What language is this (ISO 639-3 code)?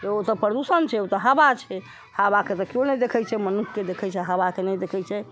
mai